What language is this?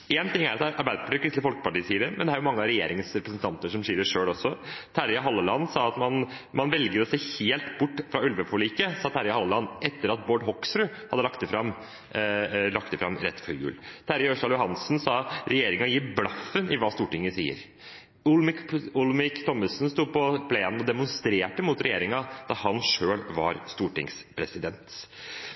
Norwegian Bokmål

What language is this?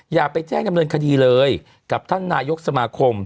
Thai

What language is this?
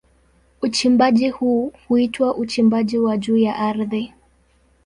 Swahili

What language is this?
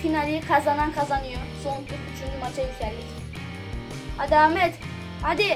Turkish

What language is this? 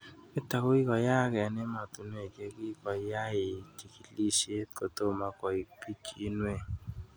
Kalenjin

